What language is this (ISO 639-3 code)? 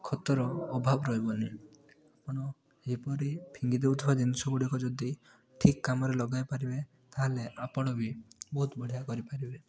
ori